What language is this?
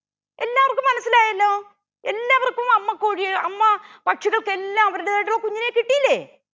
Malayalam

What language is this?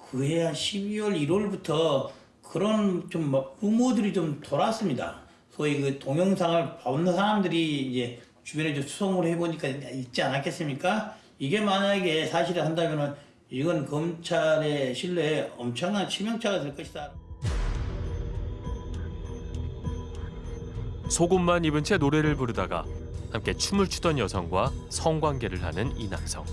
Korean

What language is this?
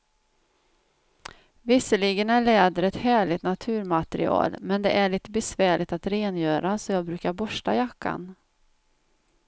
Swedish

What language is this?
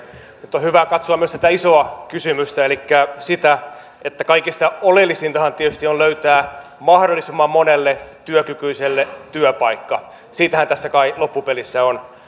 Finnish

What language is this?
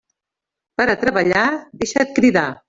Catalan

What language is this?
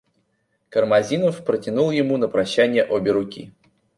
Russian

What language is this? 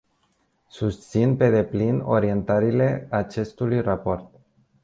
Romanian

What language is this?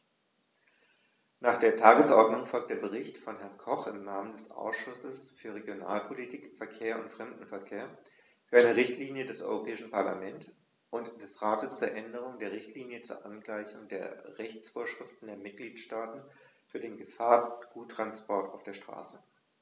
German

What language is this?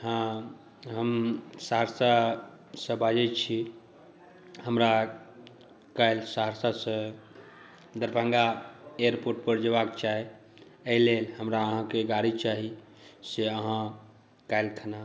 Maithili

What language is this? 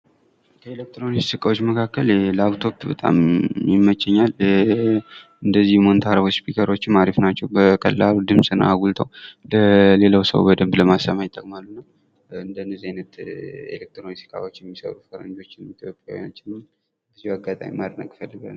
Amharic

